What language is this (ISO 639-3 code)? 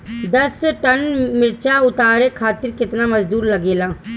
bho